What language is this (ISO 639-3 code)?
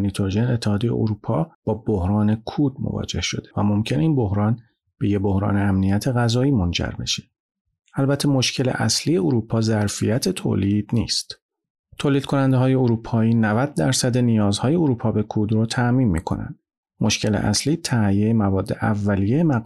fas